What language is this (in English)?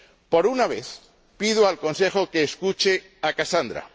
Spanish